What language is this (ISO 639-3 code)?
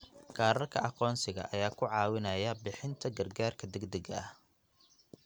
som